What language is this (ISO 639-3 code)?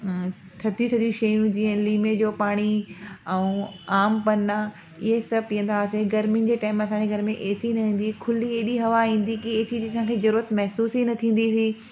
snd